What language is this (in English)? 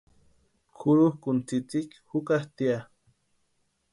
Western Highland Purepecha